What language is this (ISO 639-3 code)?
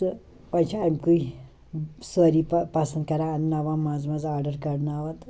kas